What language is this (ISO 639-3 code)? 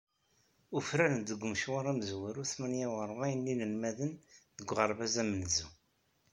kab